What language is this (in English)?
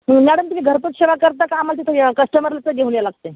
Marathi